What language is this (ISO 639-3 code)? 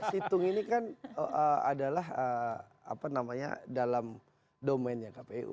ind